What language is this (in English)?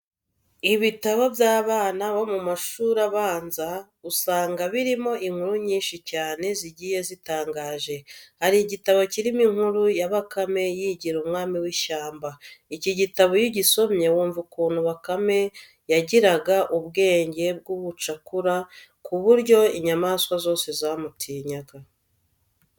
Kinyarwanda